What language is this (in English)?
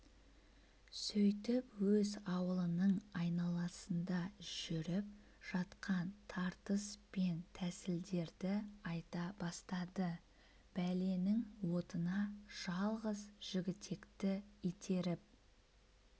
Kazakh